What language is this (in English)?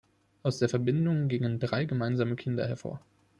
German